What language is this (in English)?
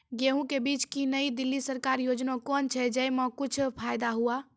Maithili